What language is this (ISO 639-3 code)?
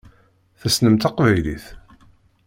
kab